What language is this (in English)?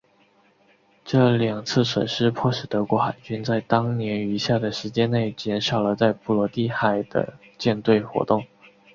Chinese